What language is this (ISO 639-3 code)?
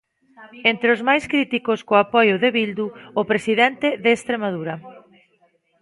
glg